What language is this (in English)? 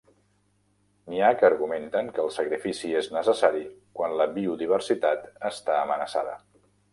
Catalan